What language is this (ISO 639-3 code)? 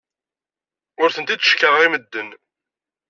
kab